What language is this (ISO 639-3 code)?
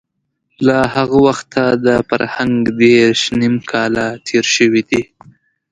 pus